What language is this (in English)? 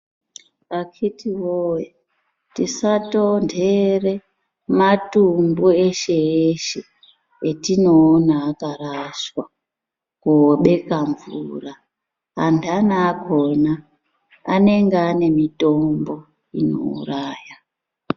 Ndau